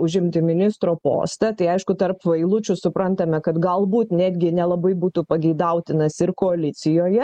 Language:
Lithuanian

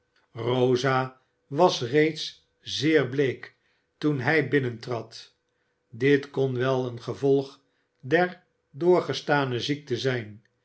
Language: Dutch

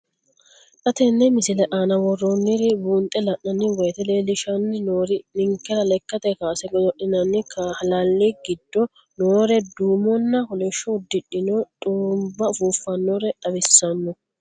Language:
Sidamo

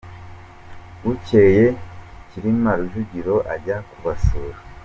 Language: Kinyarwanda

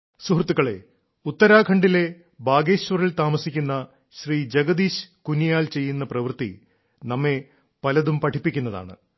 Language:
Malayalam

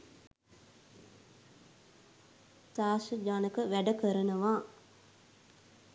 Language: Sinhala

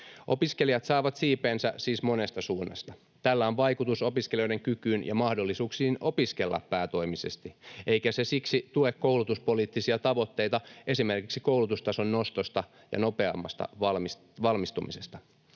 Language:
Finnish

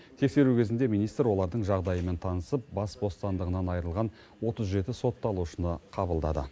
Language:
Kazakh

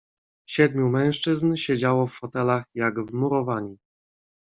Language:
Polish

